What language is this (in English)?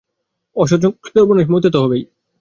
Bangla